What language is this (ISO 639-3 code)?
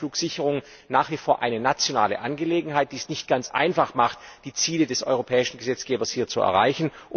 deu